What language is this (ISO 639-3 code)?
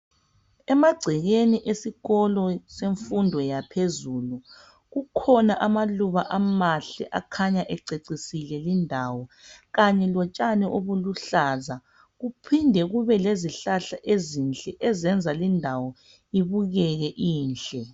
nde